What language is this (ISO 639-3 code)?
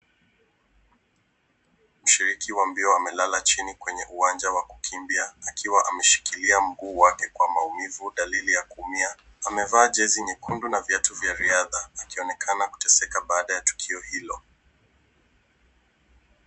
swa